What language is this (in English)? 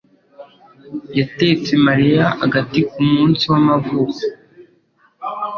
Kinyarwanda